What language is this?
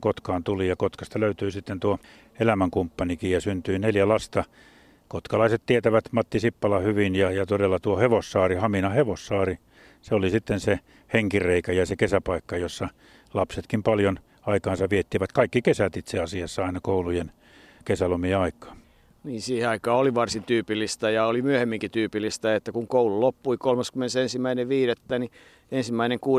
Finnish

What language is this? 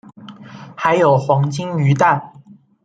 Chinese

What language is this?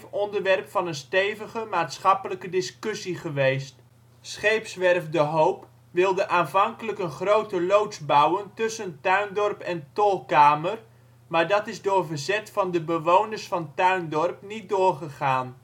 Dutch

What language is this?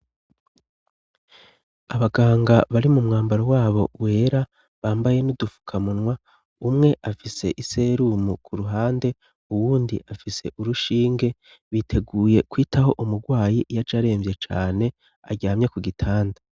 Rundi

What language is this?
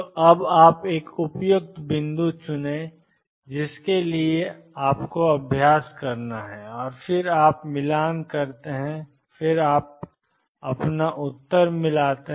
Hindi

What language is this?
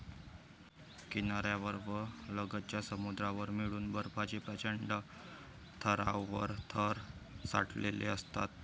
Marathi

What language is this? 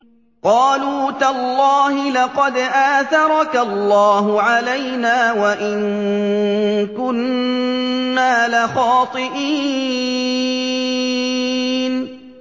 Arabic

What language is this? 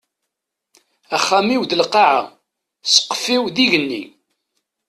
Kabyle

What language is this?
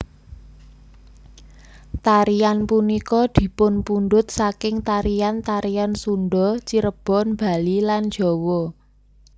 Javanese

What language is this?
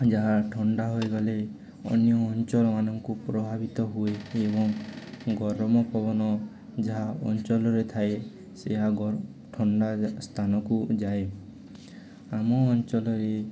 Odia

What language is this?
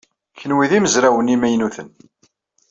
Kabyle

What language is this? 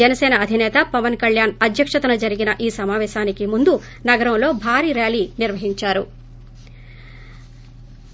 Telugu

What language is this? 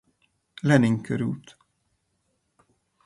Hungarian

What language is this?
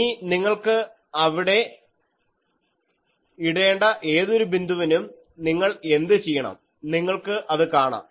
Malayalam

